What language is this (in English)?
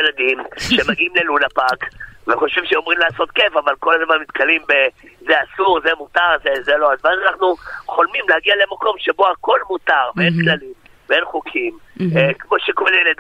Hebrew